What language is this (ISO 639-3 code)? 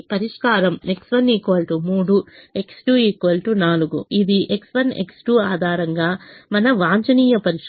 tel